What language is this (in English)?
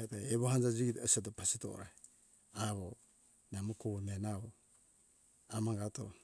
Hunjara-Kaina Ke